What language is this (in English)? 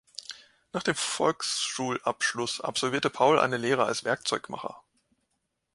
German